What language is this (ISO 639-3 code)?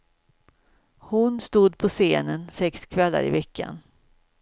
swe